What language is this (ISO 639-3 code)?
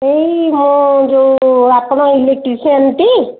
ori